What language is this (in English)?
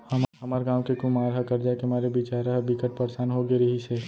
Chhattisgarhi